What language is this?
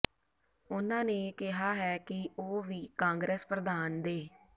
Punjabi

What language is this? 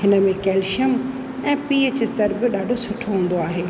Sindhi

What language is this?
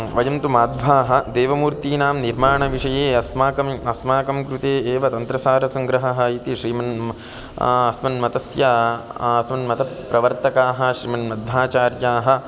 Sanskrit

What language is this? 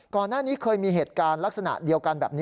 Thai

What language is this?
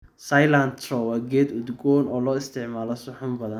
Somali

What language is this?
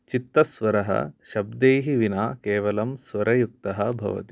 Sanskrit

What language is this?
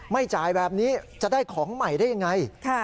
Thai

